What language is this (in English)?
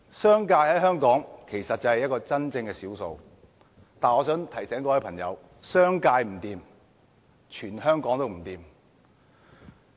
Cantonese